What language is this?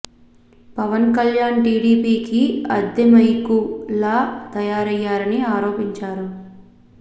Telugu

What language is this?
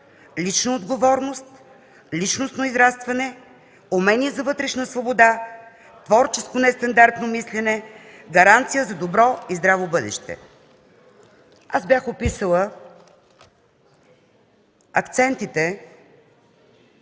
Bulgarian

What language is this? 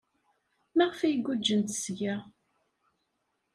Kabyle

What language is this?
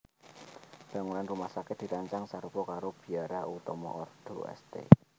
Javanese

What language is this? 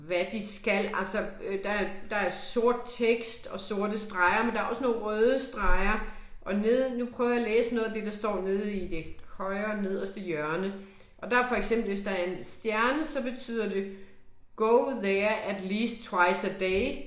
Danish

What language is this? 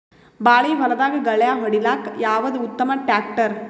Kannada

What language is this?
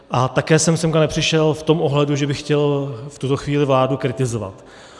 Czech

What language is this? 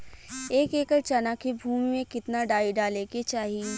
Bhojpuri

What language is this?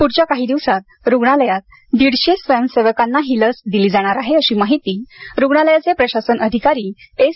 Marathi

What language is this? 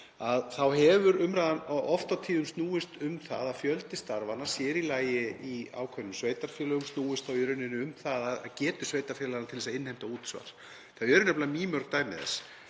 Icelandic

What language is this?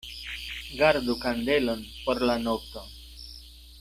Esperanto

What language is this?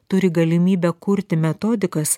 Lithuanian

